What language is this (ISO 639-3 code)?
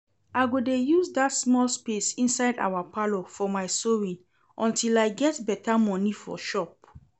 pcm